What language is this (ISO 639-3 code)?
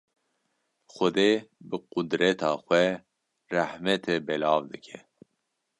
kur